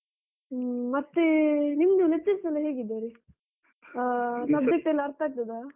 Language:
Kannada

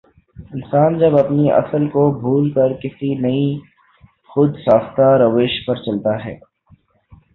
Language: Urdu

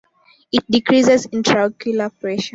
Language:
English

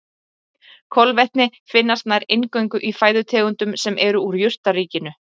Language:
Icelandic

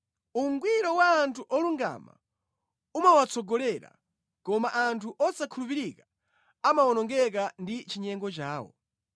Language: Nyanja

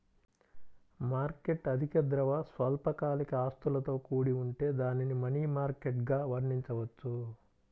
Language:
Telugu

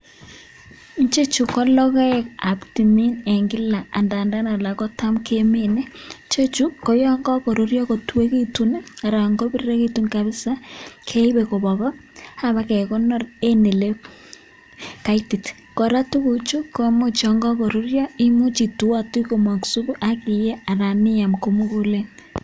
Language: Kalenjin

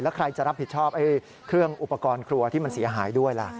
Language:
Thai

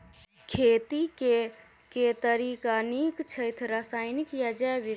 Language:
Maithili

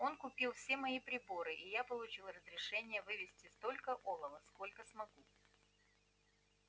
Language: Russian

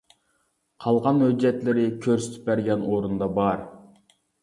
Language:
Uyghur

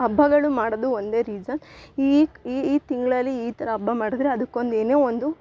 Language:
Kannada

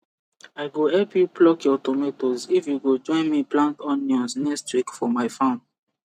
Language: Nigerian Pidgin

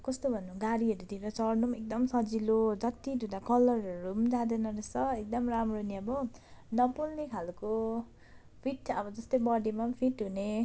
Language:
Nepali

